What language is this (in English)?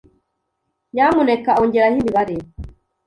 Kinyarwanda